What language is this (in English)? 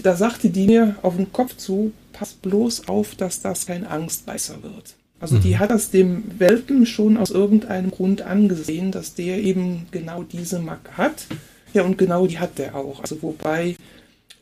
German